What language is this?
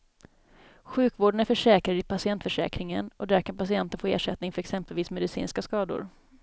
Swedish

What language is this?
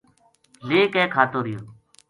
Gujari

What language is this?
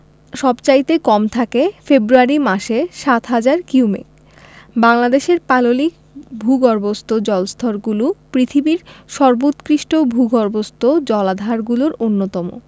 Bangla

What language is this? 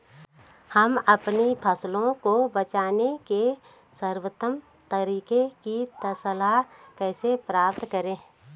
Hindi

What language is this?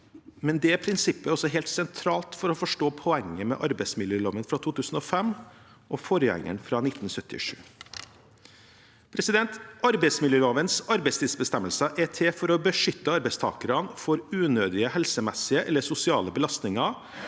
Norwegian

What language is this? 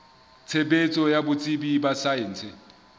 Southern Sotho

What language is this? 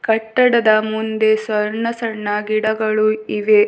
Kannada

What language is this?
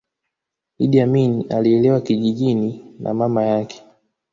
Swahili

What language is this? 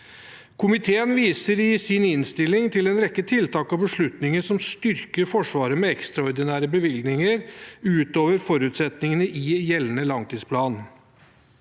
Norwegian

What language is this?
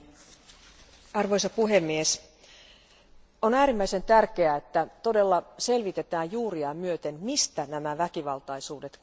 Finnish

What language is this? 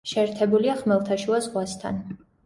Georgian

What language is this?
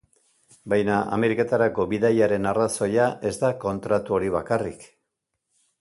Basque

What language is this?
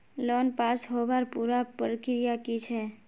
Magahi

